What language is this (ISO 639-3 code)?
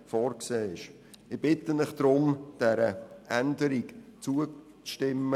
gsw